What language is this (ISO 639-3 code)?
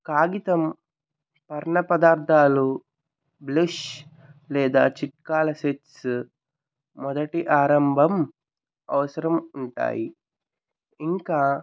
tel